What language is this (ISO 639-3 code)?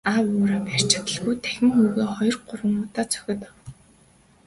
mon